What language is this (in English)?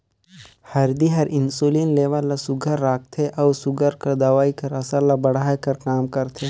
Chhattisgarhi